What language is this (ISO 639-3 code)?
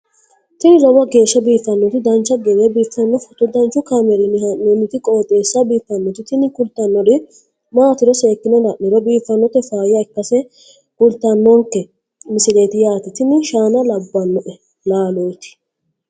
sid